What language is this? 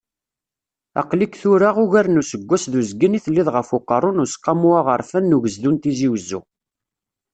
Kabyle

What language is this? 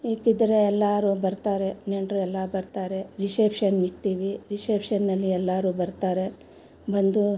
Kannada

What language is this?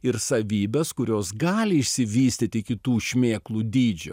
Lithuanian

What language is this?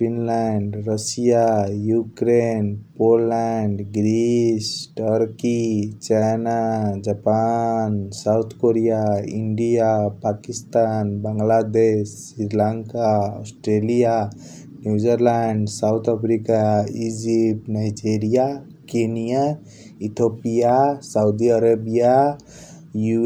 Kochila Tharu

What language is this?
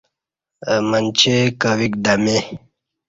Kati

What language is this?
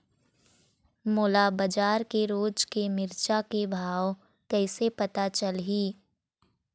Chhattisgarhi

